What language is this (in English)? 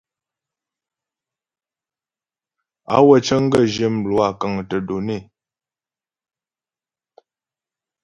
Ghomala